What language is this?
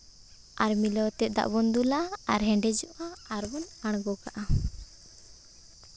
Santali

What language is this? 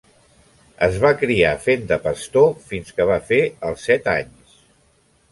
Catalan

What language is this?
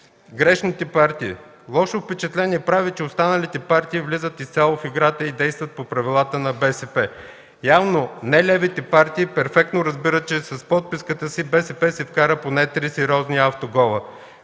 Bulgarian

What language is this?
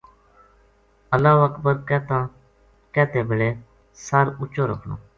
Gujari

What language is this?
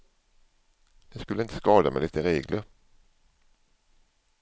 Swedish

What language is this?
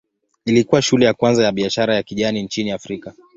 Swahili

